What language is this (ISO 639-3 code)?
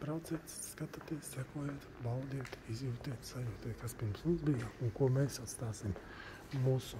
lav